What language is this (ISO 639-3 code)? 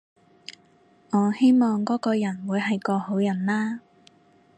yue